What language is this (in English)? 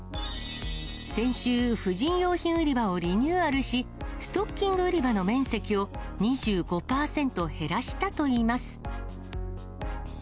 Japanese